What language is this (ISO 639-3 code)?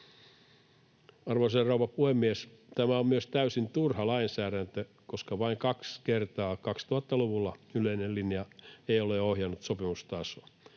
fin